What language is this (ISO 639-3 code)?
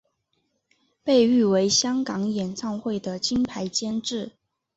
zho